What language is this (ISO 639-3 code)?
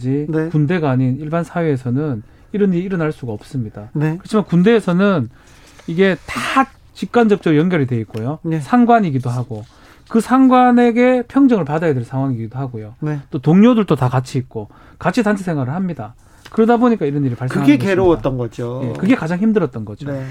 kor